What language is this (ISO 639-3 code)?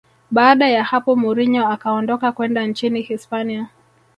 swa